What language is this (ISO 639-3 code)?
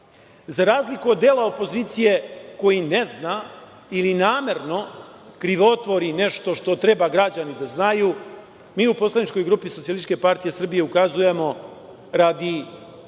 srp